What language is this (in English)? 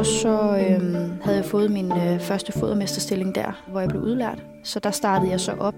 Danish